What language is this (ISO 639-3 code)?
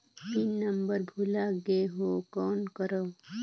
hne